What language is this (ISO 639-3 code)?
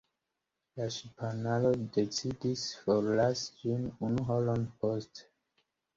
epo